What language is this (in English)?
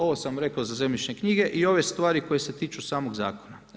Croatian